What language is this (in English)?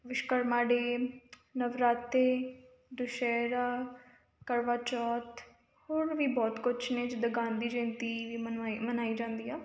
Punjabi